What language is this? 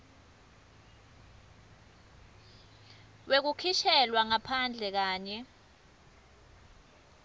Swati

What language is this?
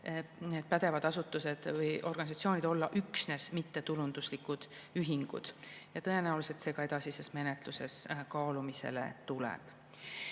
Estonian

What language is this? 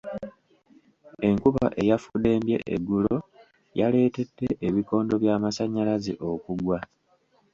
Ganda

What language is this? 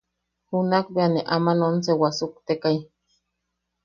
Yaqui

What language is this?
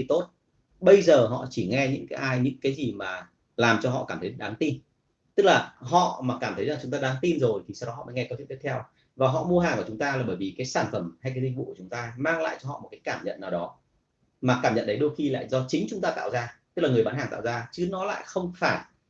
Vietnamese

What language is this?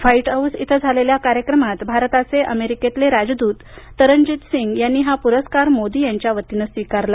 Marathi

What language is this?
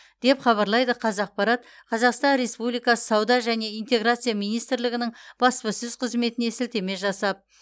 Kazakh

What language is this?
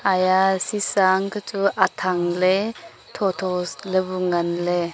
Wancho Naga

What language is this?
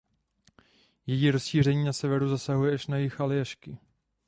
Czech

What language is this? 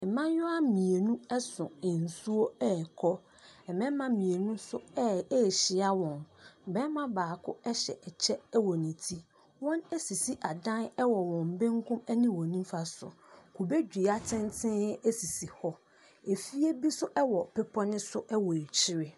Akan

